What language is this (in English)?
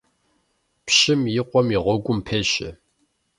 Kabardian